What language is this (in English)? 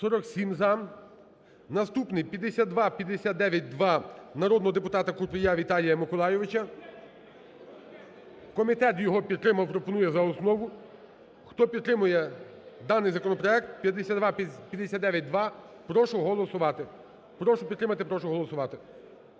Ukrainian